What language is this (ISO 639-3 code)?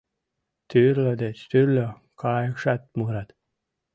chm